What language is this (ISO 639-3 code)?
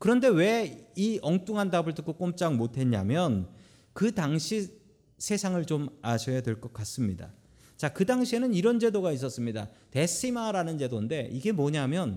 kor